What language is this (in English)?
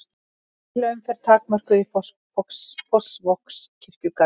Icelandic